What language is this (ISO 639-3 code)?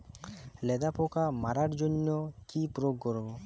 ben